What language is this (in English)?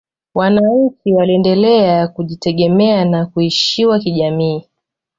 Swahili